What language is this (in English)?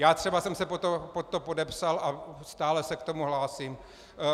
Czech